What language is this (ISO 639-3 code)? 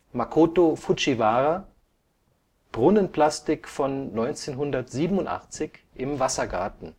deu